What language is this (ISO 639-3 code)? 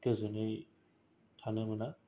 brx